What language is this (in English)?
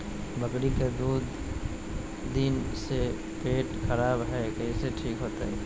Magahi